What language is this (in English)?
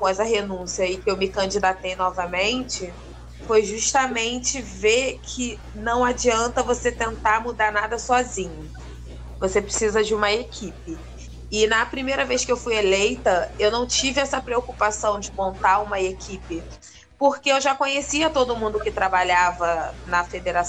Portuguese